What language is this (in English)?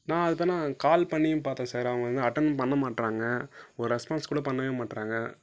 Tamil